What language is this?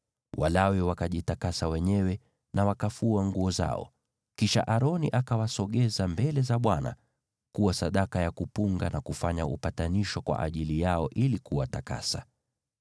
Swahili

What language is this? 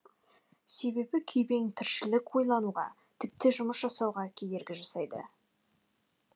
Kazakh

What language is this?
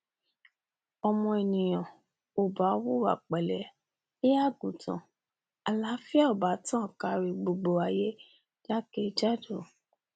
Yoruba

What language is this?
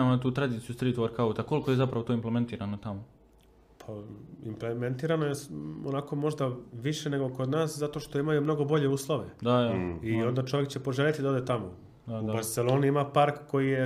Croatian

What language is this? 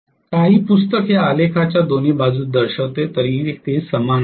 Marathi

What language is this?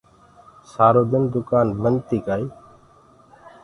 Gurgula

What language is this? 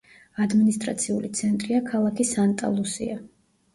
Georgian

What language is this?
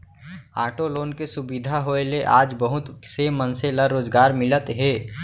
Chhattisgarhi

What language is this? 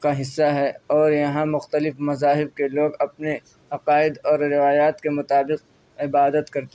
Urdu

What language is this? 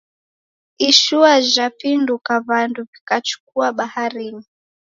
Taita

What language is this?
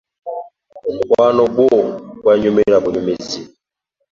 Ganda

